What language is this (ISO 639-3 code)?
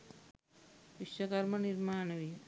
sin